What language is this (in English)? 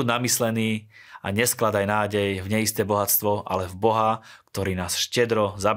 Slovak